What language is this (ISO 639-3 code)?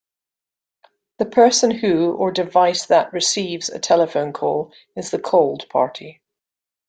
eng